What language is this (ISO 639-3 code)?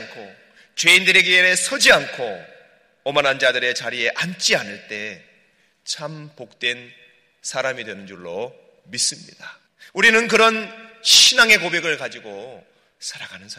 kor